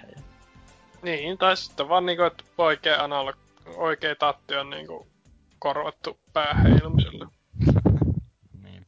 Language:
Finnish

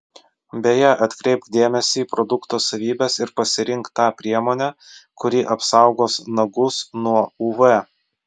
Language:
Lithuanian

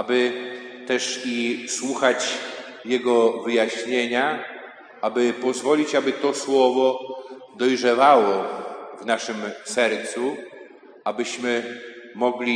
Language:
Polish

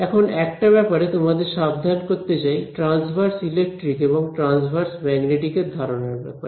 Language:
Bangla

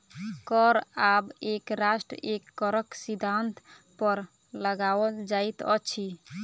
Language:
Maithili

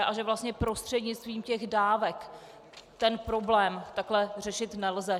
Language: Czech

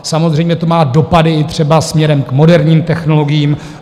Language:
Czech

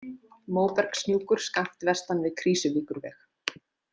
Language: Icelandic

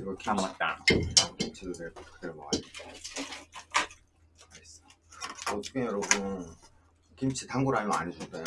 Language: Korean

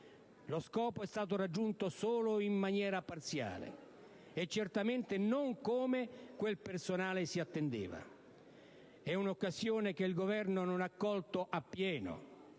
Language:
Italian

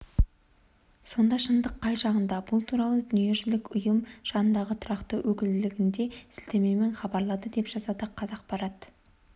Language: Kazakh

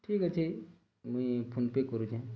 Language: Odia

